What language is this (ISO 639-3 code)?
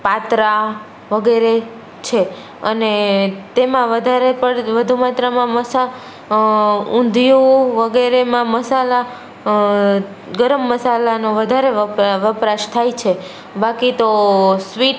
guj